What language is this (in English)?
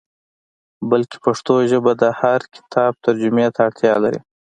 Pashto